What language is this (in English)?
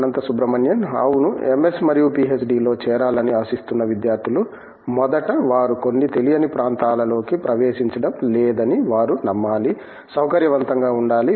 Telugu